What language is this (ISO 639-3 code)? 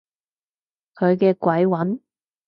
yue